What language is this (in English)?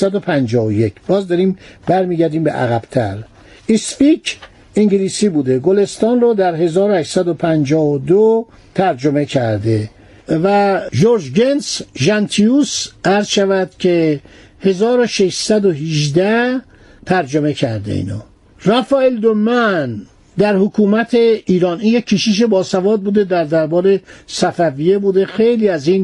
Persian